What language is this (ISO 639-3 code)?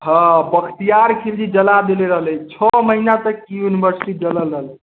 mai